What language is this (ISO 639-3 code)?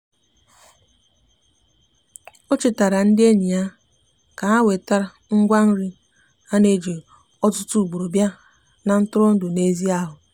ibo